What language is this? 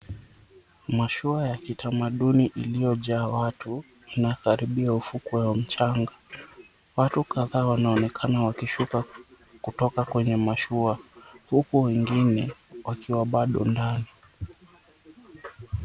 Swahili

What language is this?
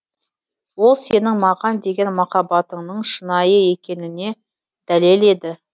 Kazakh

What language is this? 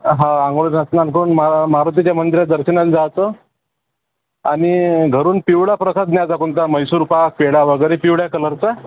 Marathi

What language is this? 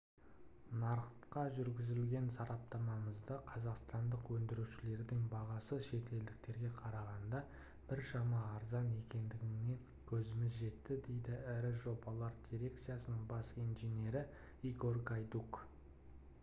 Kazakh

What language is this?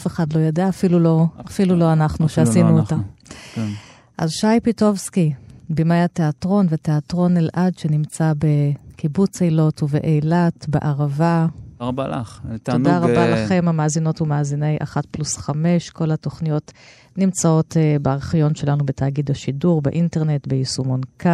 Hebrew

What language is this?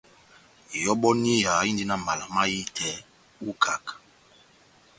Batanga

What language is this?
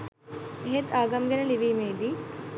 Sinhala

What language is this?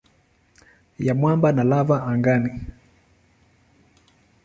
Swahili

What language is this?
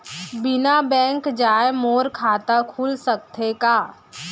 Chhattisgarhi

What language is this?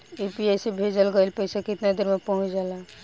Bhojpuri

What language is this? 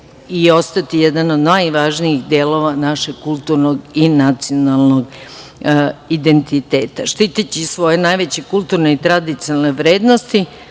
Serbian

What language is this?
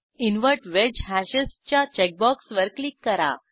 Marathi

